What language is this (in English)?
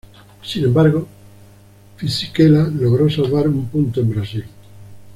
Spanish